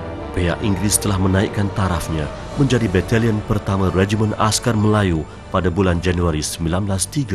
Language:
Malay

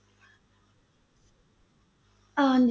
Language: Punjabi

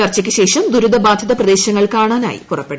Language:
Malayalam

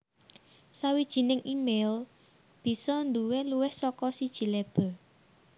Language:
Javanese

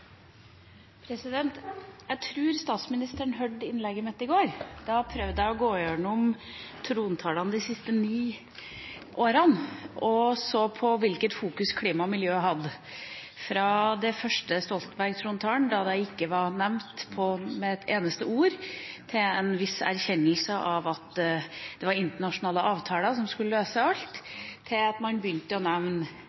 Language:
Norwegian Bokmål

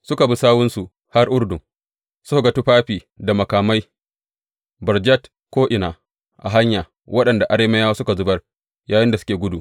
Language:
Hausa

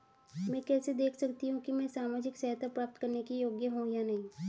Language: Hindi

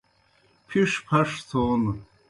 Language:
Kohistani Shina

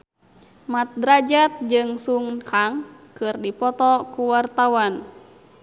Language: Sundanese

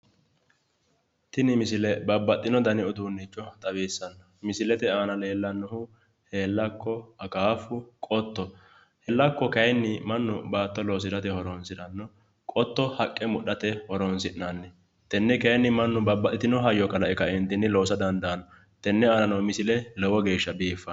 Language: Sidamo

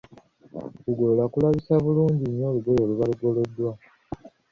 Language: Ganda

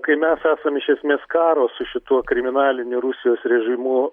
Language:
Lithuanian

